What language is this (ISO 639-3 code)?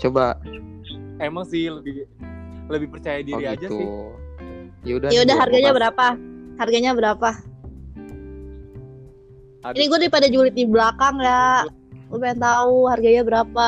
ind